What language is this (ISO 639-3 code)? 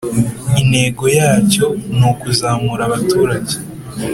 kin